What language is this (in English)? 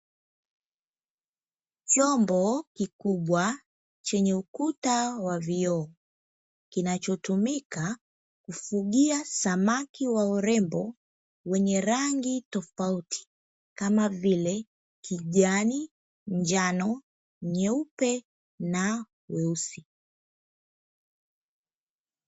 Swahili